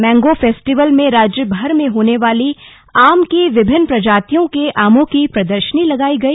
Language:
Hindi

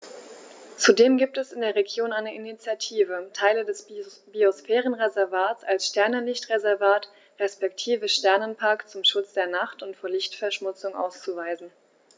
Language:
German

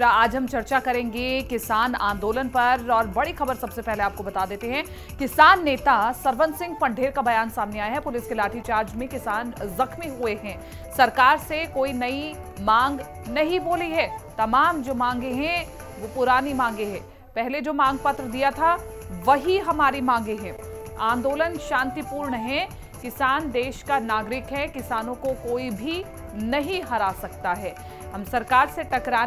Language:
Hindi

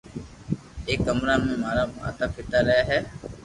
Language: Loarki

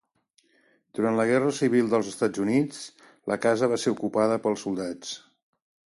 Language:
Catalan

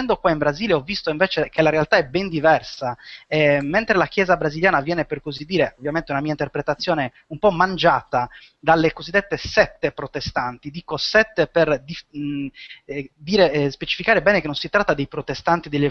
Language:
Italian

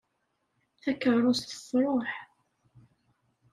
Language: Kabyle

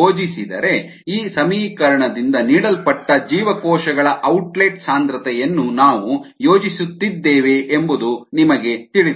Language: Kannada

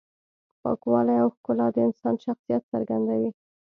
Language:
Pashto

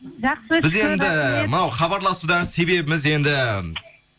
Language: Kazakh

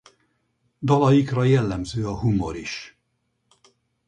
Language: Hungarian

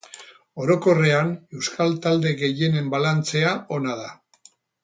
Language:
Basque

